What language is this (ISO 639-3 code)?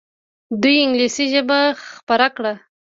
pus